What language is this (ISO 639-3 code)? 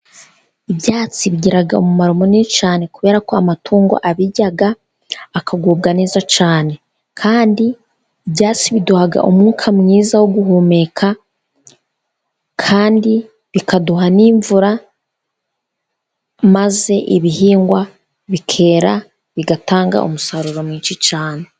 kin